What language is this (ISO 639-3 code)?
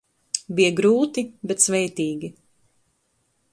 lav